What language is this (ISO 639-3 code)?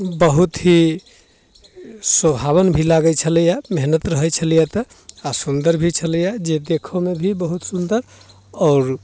mai